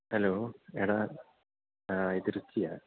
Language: Malayalam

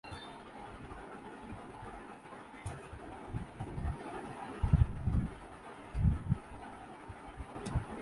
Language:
Urdu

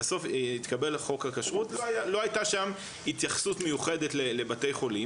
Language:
Hebrew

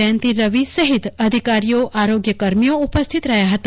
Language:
Gujarati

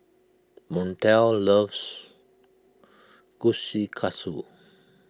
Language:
English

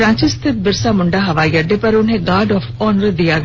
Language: Hindi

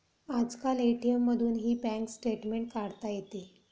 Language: Marathi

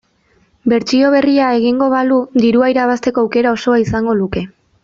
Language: Basque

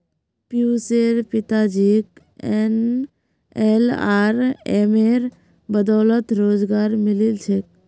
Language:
Magahi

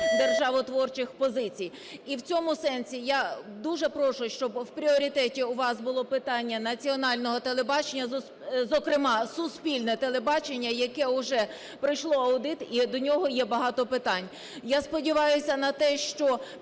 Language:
Ukrainian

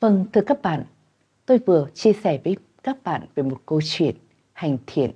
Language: Vietnamese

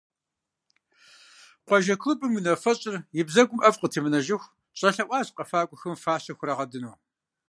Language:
Kabardian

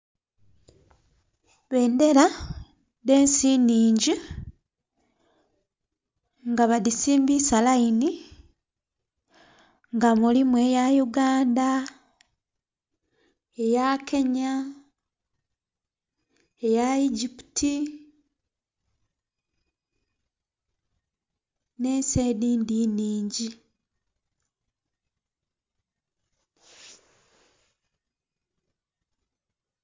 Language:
Soga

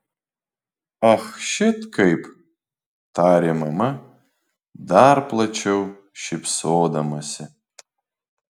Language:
Lithuanian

